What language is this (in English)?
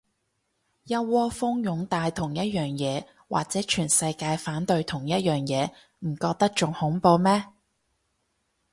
Cantonese